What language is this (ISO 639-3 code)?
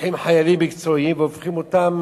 heb